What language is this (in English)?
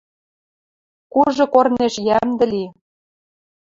Western Mari